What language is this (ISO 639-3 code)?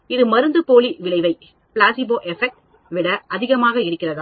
tam